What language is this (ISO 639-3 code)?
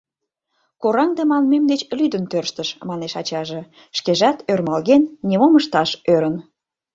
chm